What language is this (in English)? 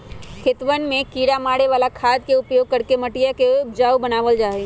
Magahi